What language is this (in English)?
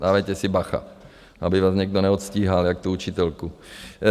Czech